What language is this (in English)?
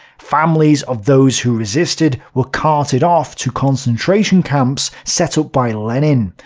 English